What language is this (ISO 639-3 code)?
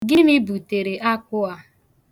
ibo